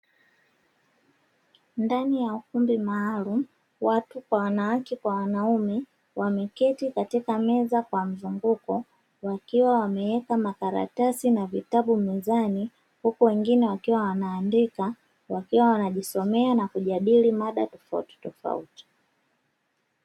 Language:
Swahili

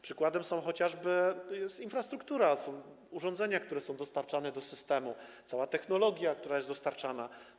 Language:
Polish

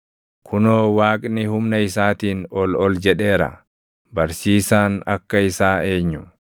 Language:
Oromo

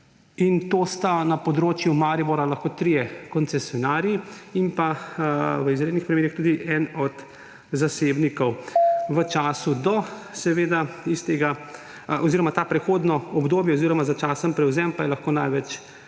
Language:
Slovenian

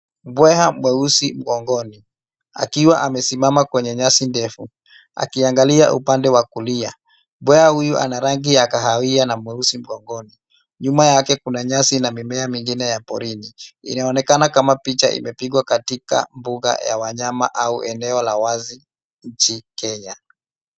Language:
Swahili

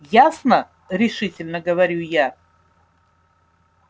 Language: Russian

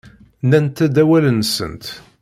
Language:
Kabyle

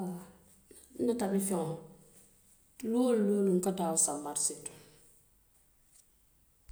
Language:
Western Maninkakan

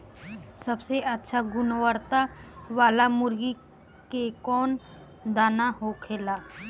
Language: Bhojpuri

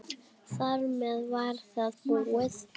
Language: Icelandic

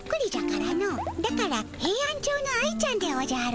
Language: Japanese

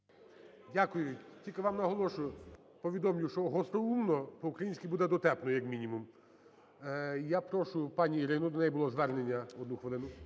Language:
Ukrainian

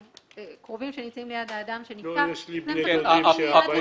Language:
Hebrew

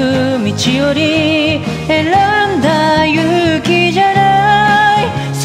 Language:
Korean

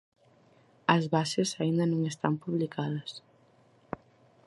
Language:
Galician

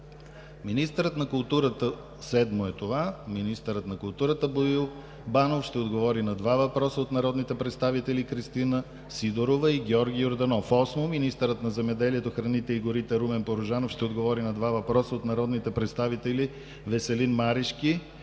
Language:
Bulgarian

